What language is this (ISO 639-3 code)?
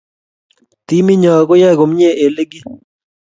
kln